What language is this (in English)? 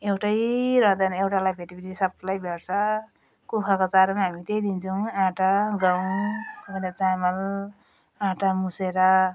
Nepali